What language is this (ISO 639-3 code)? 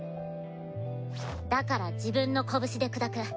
jpn